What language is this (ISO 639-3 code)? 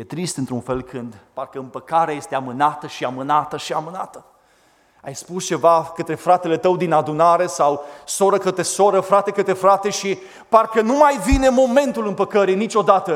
ron